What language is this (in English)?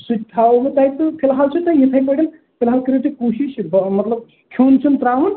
Kashmiri